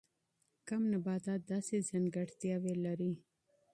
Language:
Pashto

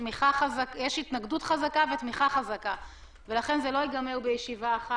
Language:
Hebrew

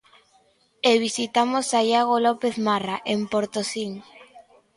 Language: Galician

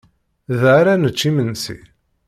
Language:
Kabyle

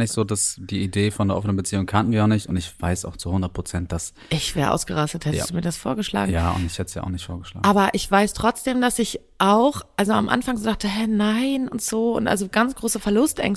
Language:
German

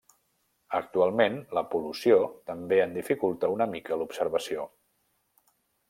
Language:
Catalan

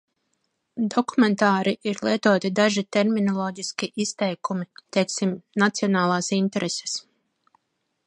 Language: Latvian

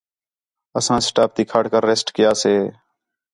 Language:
Khetrani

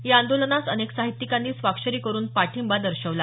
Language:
Marathi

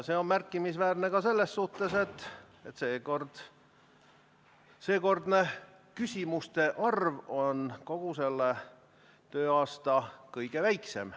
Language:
Estonian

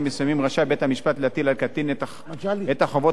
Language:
Hebrew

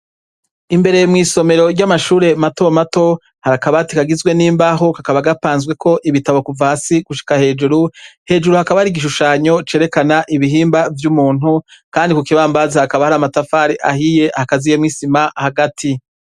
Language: Rundi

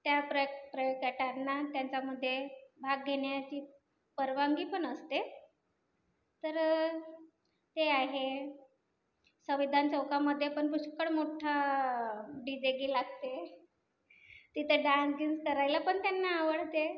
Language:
Marathi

